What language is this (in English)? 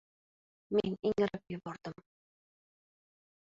Uzbek